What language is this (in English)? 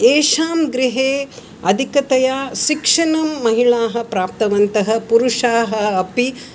Sanskrit